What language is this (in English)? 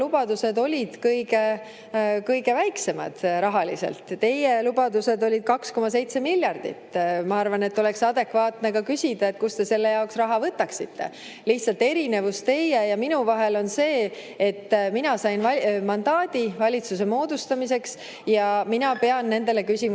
Estonian